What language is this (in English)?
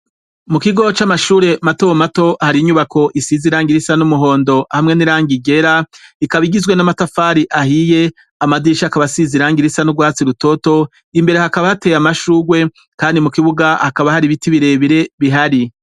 Rundi